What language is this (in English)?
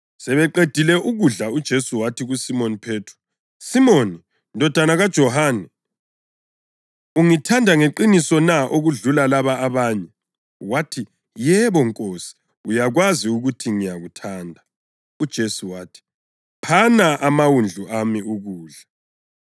North Ndebele